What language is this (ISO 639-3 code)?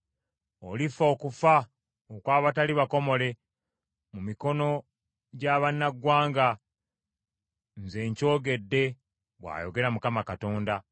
lug